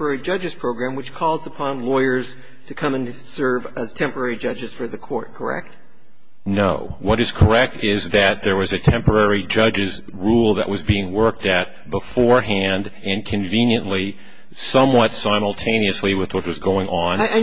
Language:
English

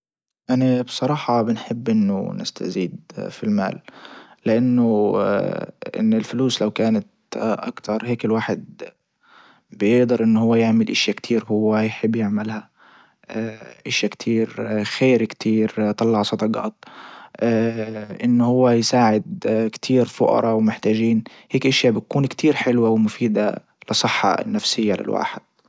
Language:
Libyan Arabic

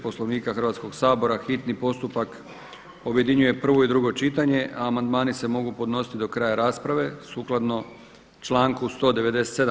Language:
Croatian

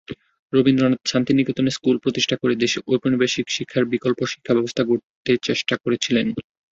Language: Bangla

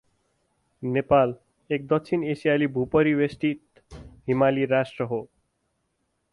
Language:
Nepali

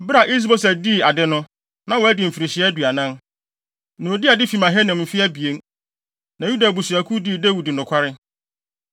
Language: Akan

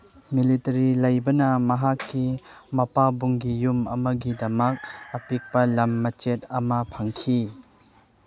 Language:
Manipuri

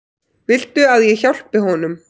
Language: Icelandic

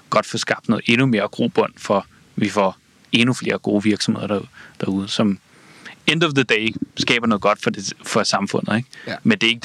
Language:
Danish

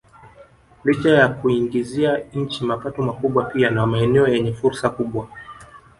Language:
Swahili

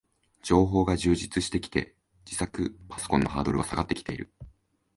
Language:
Japanese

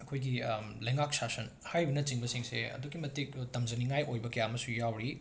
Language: Manipuri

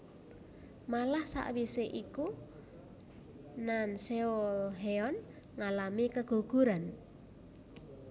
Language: Javanese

